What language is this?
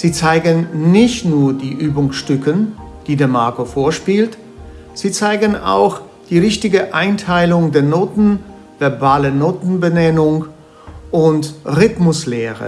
German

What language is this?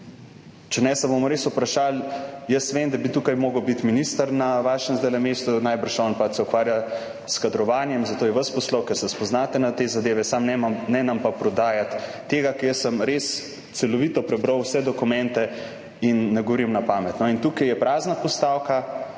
Slovenian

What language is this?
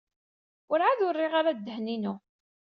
Kabyle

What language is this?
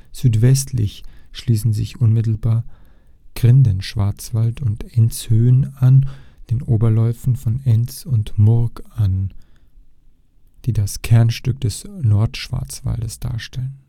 German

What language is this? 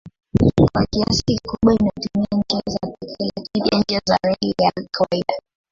Swahili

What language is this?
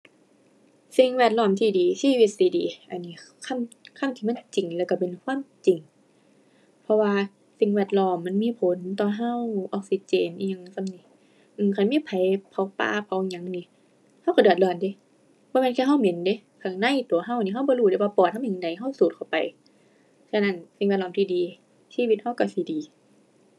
Thai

